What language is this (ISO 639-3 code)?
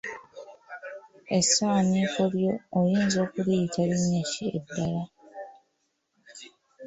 lug